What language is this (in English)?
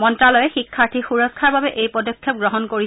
Assamese